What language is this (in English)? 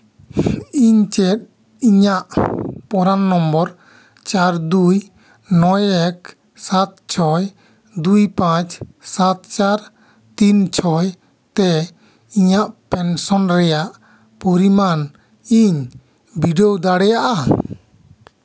Santali